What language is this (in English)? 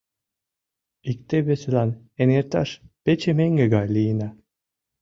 Mari